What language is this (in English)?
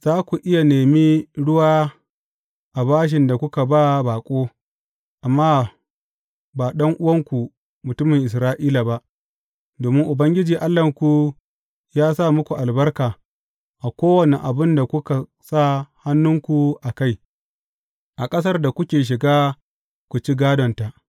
Hausa